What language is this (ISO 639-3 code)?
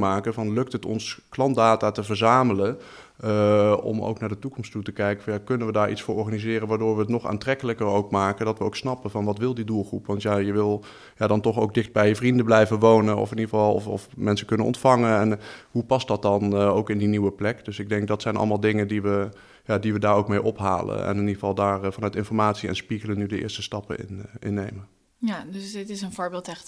nld